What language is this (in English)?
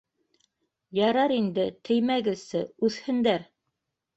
Bashkir